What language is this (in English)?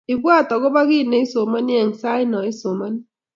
Kalenjin